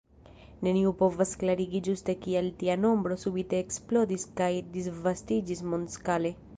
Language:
Esperanto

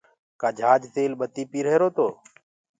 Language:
Gurgula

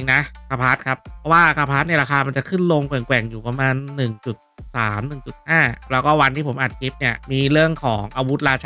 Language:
Thai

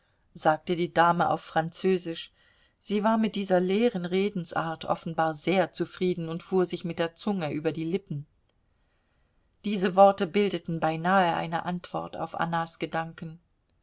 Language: German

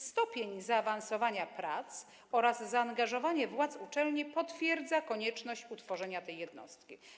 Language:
Polish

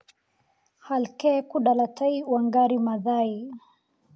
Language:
Somali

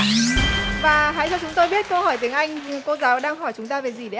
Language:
Vietnamese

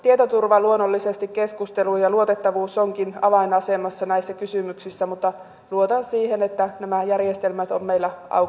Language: Finnish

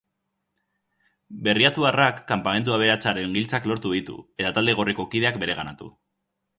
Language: Basque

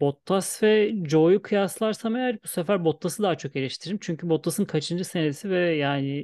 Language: Turkish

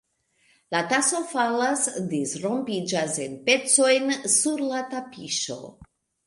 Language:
Esperanto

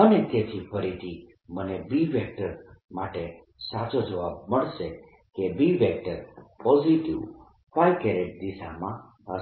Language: Gujarati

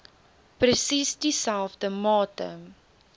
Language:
Afrikaans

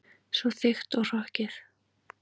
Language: Icelandic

